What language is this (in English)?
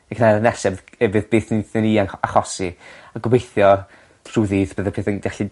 Welsh